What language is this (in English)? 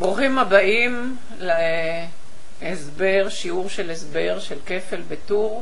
Hebrew